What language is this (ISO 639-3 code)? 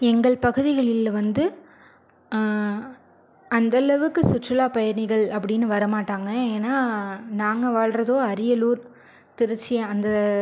tam